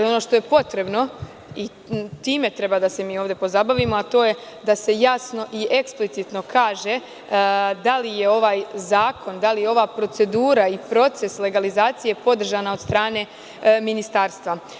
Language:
Serbian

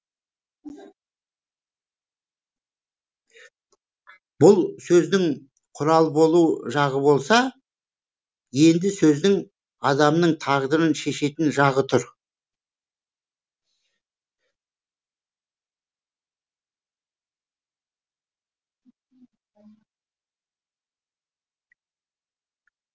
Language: Kazakh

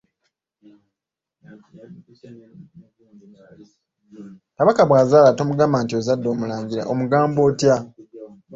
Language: Ganda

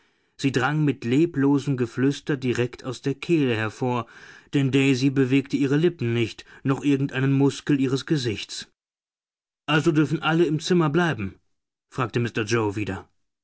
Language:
German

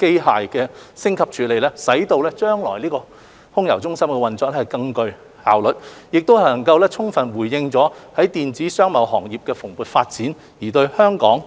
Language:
Cantonese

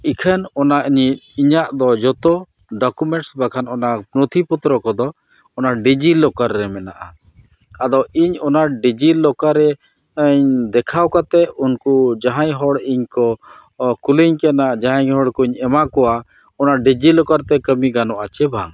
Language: Santali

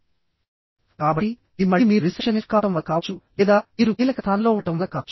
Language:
Telugu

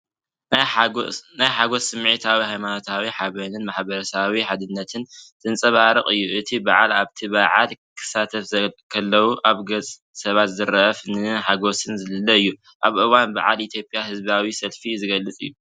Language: Tigrinya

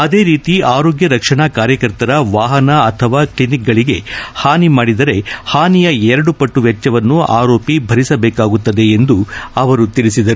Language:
Kannada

